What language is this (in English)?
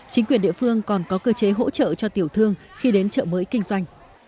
Vietnamese